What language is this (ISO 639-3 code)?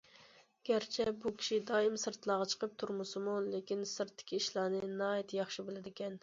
uig